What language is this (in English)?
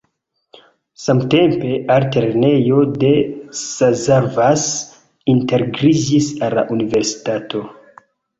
Esperanto